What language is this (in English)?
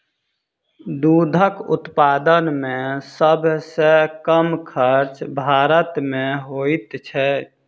Maithili